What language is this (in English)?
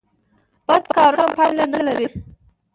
Pashto